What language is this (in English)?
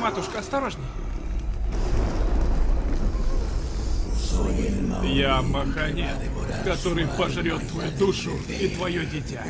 Russian